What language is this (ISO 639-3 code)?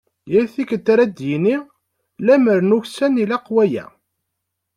kab